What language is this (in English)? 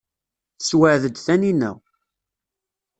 Kabyle